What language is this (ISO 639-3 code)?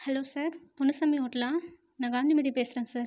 tam